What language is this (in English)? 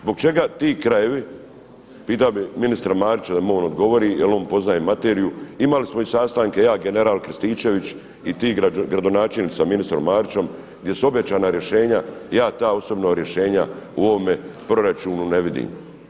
Croatian